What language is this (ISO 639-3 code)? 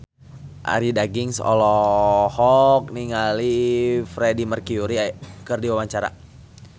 sun